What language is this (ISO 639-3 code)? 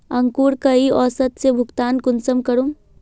mag